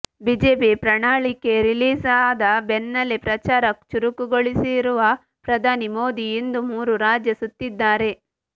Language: Kannada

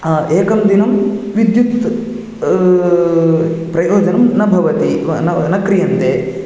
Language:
Sanskrit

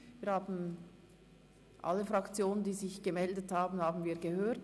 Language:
Swiss German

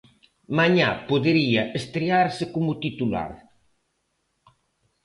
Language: Galician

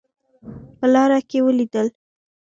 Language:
Pashto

